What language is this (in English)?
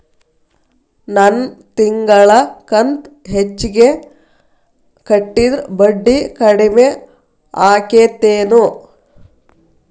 Kannada